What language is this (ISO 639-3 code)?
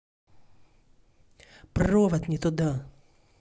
rus